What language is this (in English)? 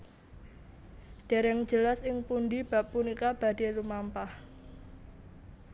Javanese